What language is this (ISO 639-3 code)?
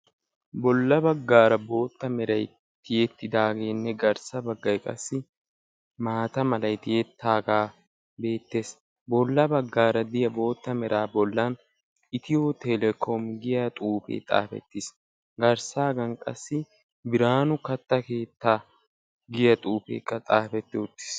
wal